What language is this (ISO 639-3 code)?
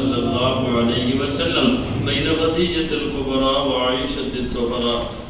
ara